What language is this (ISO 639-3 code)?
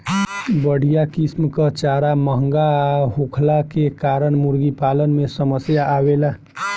bho